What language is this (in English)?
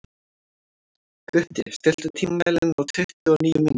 Icelandic